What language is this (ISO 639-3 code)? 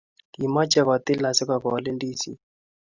kln